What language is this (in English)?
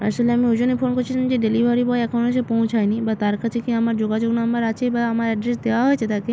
Bangla